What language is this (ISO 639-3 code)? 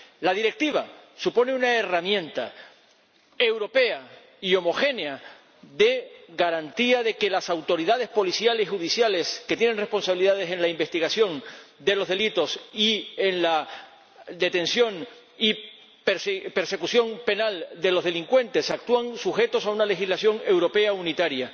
spa